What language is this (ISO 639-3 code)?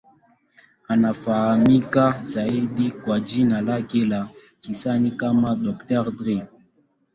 swa